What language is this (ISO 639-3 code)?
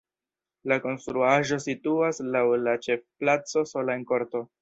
epo